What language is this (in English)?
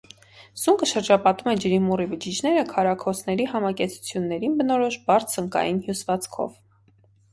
Armenian